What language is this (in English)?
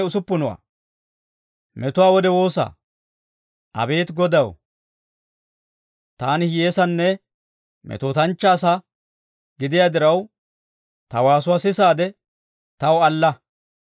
Dawro